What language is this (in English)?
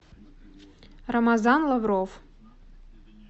Russian